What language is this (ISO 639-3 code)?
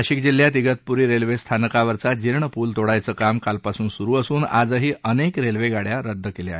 mar